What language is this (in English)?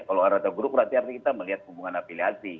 Indonesian